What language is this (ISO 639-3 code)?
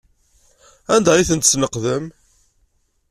kab